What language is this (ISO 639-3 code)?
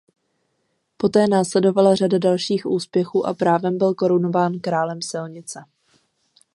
ces